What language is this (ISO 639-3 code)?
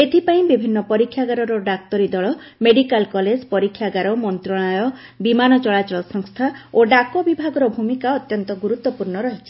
ori